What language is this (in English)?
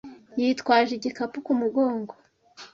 Kinyarwanda